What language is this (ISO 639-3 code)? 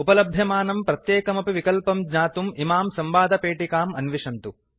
san